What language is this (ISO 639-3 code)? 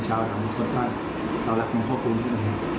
tha